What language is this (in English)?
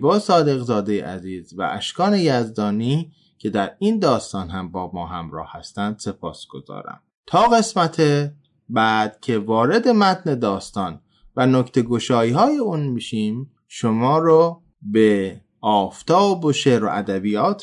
Persian